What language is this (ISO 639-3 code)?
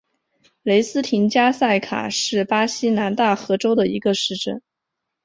zho